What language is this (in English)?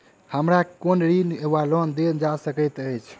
Maithili